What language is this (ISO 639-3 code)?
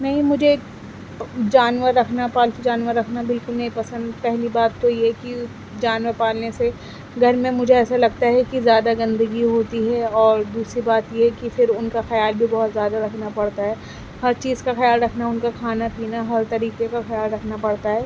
urd